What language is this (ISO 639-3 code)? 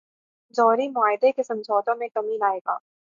urd